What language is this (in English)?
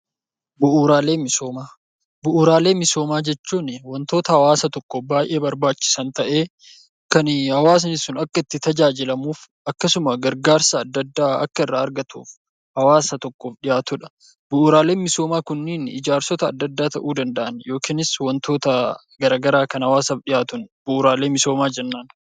Oromo